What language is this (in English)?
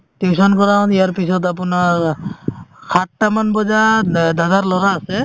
Assamese